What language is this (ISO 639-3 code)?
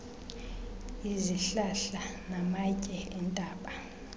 xho